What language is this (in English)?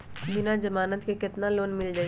Magahi